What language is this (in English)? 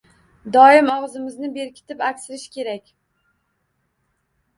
Uzbek